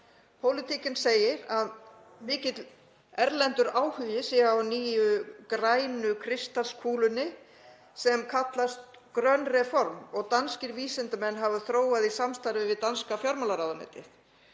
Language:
Icelandic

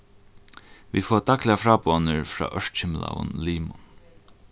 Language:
Faroese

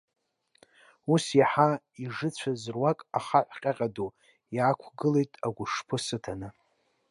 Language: Abkhazian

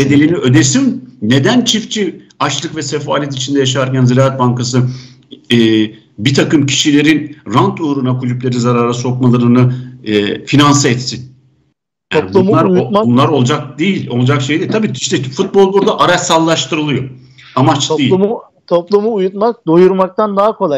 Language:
Turkish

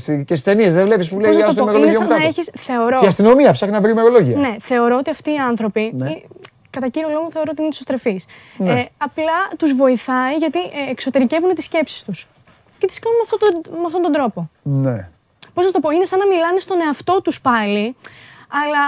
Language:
Greek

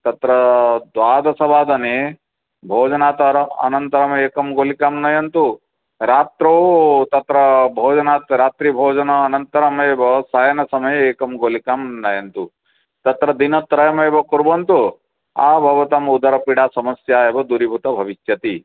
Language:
Sanskrit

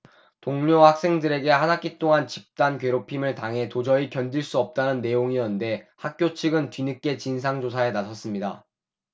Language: Korean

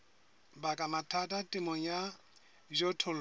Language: Southern Sotho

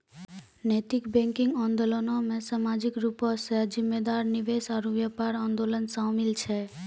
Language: Maithili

